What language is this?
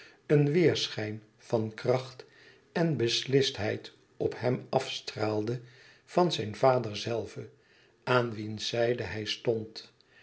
Dutch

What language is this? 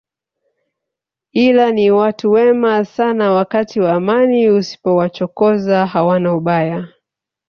Swahili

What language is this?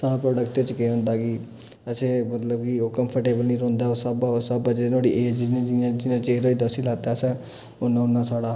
Dogri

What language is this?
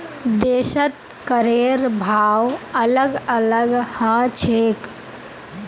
Magahi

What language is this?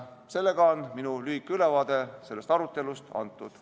Estonian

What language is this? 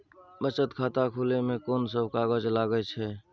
Maithili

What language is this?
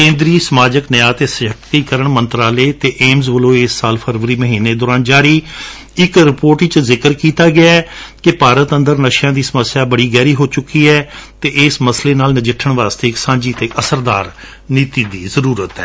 Punjabi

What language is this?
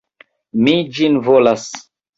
Esperanto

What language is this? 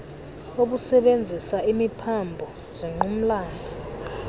Xhosa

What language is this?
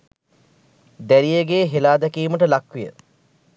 Sinhala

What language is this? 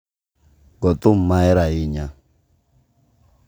Luo (Kenya and Tanzania)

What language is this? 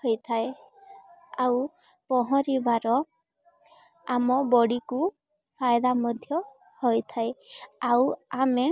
Odia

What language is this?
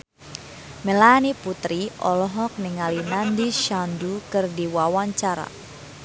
Sundanese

